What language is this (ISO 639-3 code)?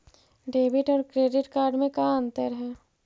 mag